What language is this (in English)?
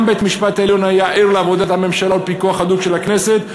Hebrew